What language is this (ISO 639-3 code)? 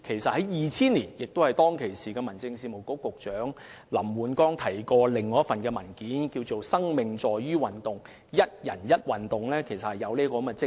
yue